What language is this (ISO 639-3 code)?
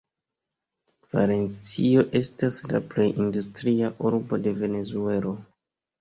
epo